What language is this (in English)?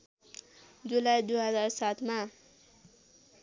Nepali